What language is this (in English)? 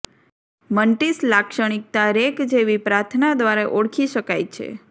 Gujarati